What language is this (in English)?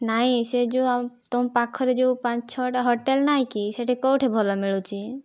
Odia